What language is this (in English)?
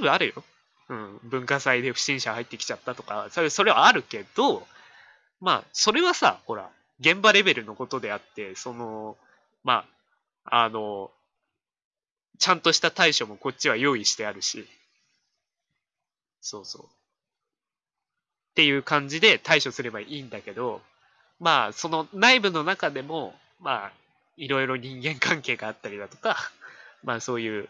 Japanese